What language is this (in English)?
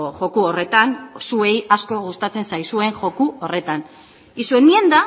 Basque